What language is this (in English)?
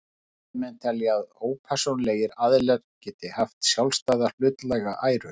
Icelandic